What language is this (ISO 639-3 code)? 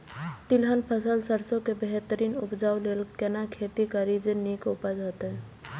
mai